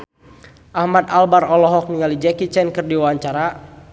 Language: Sundanese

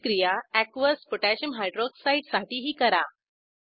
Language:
Marathi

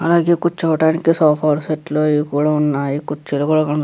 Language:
Telugu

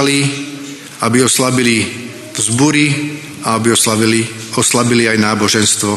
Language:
Slovak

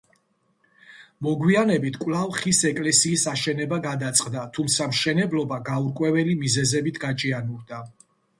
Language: Georgian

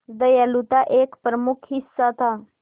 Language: Hindi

